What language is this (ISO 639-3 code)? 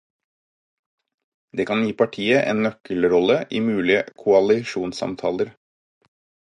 nob